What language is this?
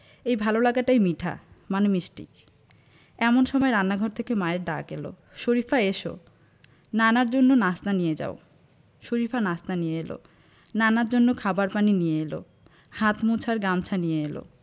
Bangla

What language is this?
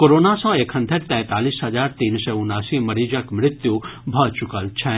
Maithili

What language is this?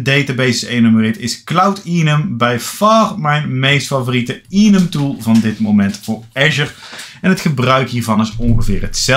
Dutch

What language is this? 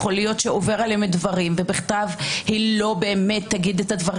Hebrew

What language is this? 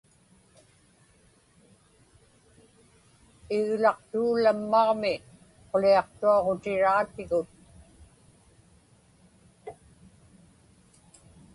Inupiaq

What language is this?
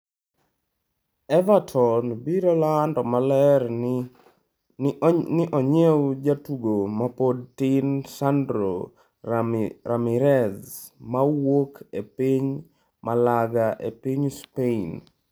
Luo (Kenya and Tanzania)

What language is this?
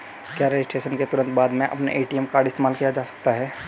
Hindi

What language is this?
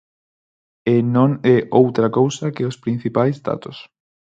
Galician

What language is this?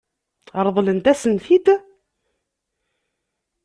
Kabyle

